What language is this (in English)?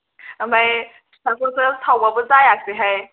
Bodo